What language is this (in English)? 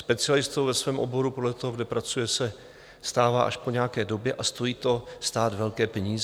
Czech